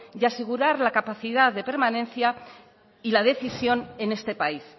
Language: Spanish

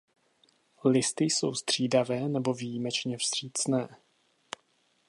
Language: Czech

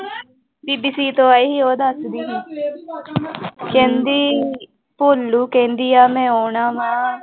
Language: Punjabi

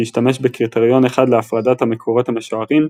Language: Hebrew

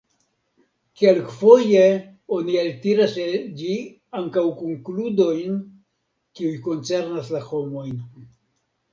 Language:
Esperanto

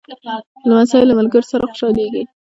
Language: Pashto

